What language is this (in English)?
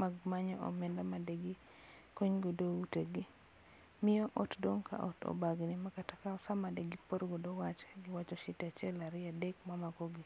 Luo (Kenya and Tanzania)